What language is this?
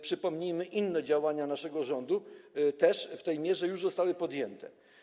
Polish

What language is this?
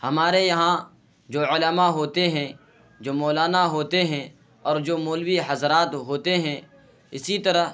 Urdu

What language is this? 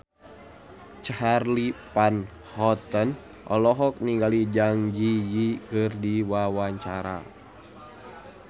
Sundanese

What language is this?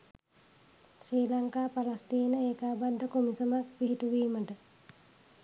Sinhala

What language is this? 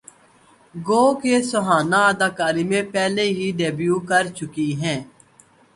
Urdu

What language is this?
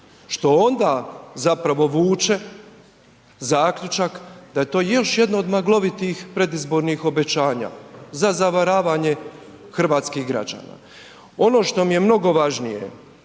Croatian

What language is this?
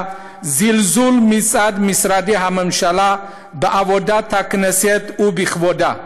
Hebrew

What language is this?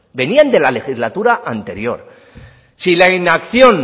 Spanish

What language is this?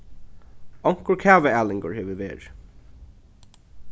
Faroese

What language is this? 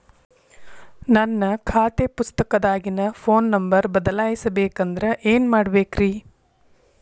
Kannada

